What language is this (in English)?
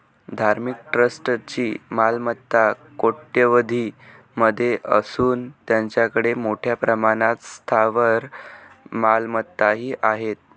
Marathi